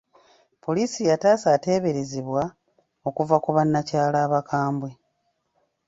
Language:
Ganda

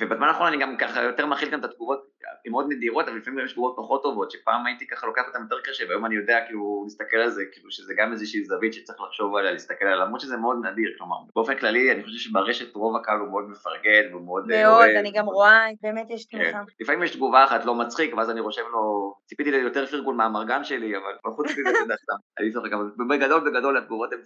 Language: Hebrew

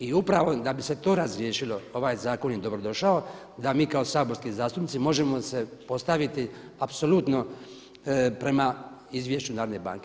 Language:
Croatian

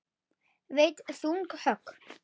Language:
Icelandic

